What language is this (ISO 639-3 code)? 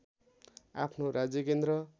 nep